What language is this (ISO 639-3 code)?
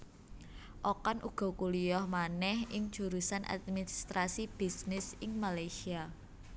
jav